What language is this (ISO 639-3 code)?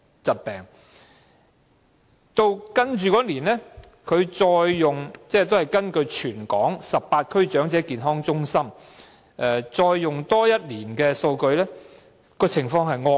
yue